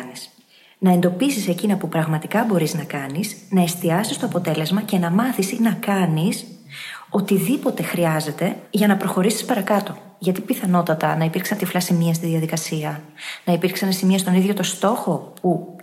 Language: Greek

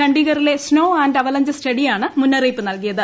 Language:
Malayalam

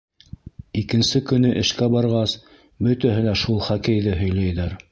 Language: Bashkir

